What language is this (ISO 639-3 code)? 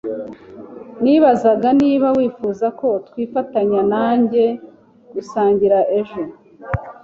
kin